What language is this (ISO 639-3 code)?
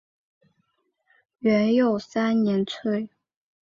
zho